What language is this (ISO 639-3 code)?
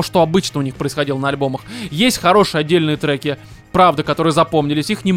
rus